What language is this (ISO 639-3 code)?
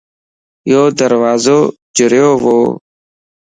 lss